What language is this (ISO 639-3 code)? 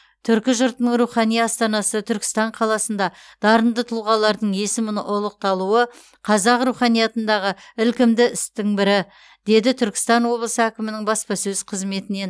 kaz